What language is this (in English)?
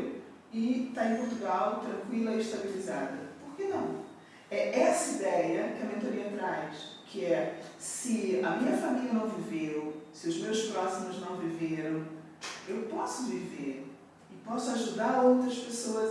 Portuguese